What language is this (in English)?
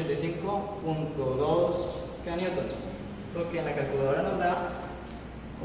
Spanish